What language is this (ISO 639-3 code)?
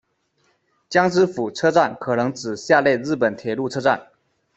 zho